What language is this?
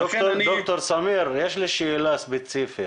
Hebrew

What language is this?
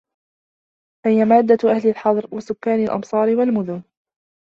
Arabic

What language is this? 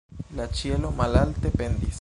Esperanto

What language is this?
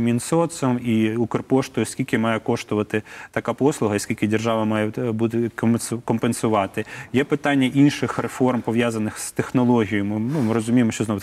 Ukrainian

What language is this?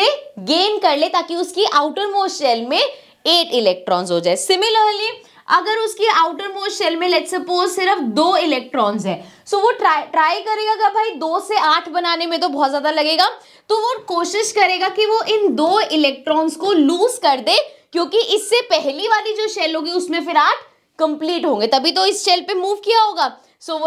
Hindi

